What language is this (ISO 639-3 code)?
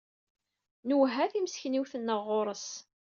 kab